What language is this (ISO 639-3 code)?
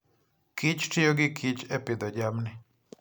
luo